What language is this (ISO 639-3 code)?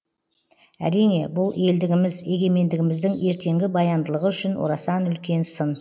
kaz